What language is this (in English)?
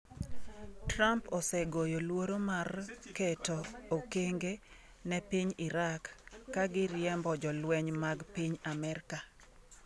Luo (Kenya and Tanzania)